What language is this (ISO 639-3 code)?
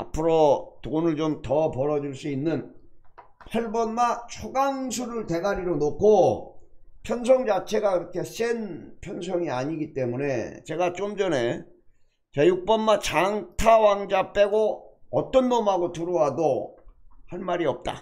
kor